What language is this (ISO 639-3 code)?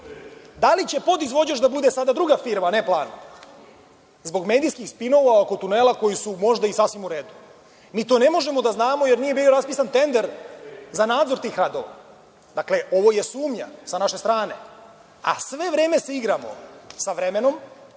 srp